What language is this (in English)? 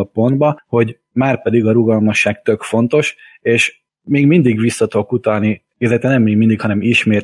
Hungarian